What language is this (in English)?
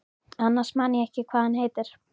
Icelandic